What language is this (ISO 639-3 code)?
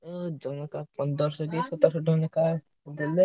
ori